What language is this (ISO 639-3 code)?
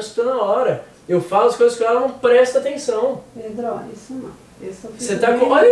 por